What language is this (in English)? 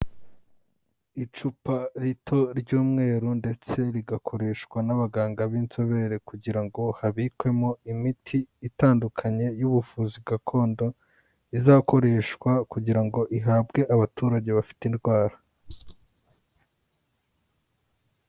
Kinyarwanda